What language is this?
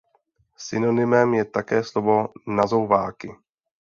Czech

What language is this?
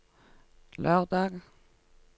Norwegian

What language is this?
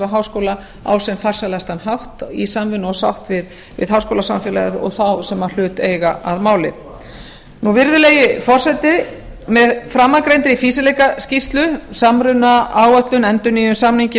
Icelandic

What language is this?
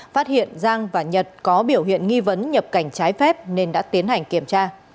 Vietnamese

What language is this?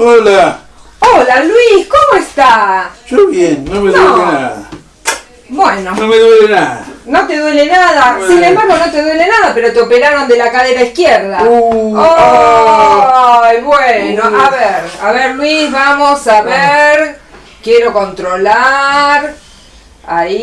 Spanish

